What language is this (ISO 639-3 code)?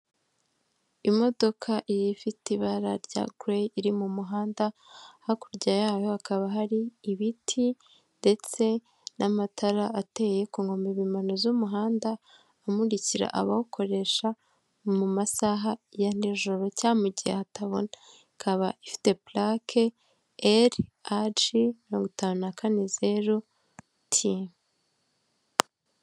kin